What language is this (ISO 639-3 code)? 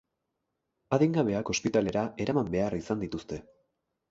eus